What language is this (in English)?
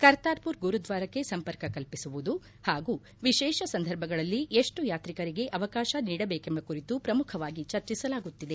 Kannada